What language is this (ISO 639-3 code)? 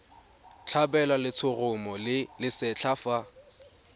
tsn